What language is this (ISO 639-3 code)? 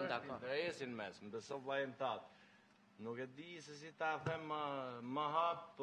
ron